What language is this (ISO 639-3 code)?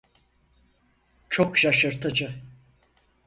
tur